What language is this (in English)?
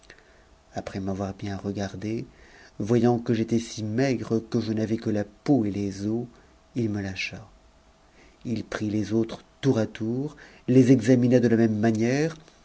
French